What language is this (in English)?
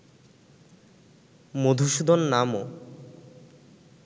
Bangla